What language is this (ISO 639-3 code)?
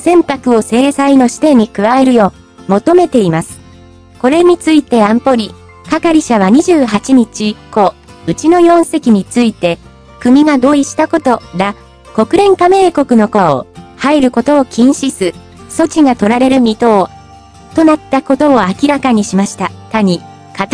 jpn